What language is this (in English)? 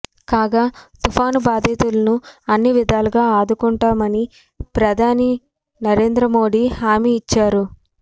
Telugu